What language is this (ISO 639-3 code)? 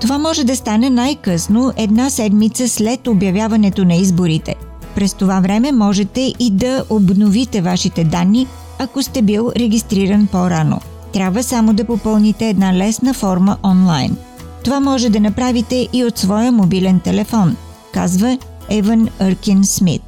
bul